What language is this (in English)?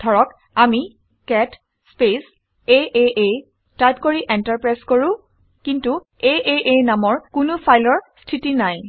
Assamese